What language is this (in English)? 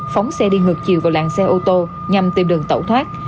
Vietnamese